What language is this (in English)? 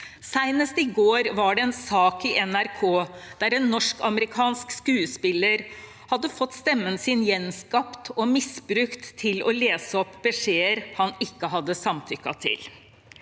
Norwegian